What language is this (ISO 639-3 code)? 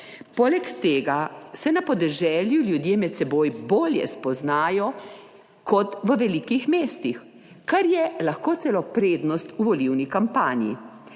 slv